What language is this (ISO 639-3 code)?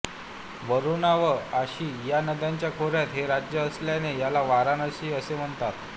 mar